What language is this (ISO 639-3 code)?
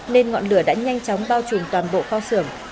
vie